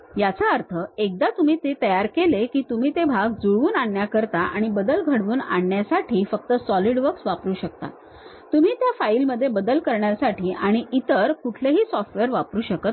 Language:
Marathi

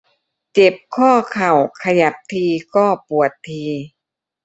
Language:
Thai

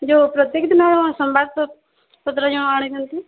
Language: Odia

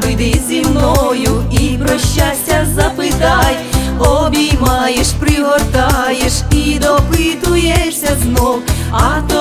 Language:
Thai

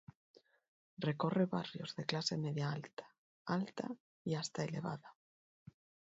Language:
Spanish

